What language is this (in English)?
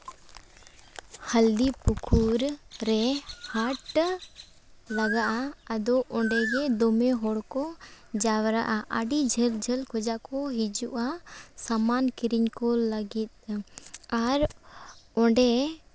Santali